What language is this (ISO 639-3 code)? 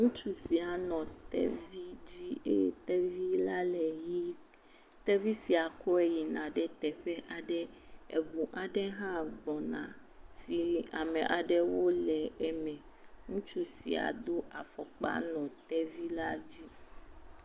ewe